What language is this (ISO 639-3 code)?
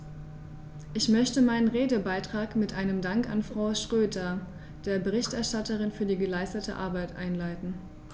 deu